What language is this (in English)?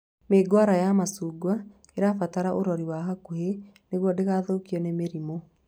Kikuyu